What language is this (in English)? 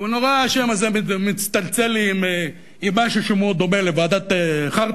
Hebrew